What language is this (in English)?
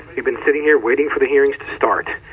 English